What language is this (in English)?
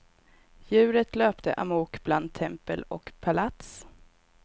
Swedish